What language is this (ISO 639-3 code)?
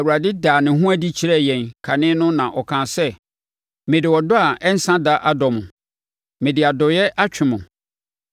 aka